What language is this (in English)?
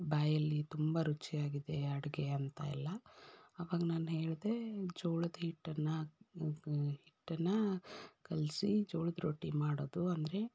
Kannada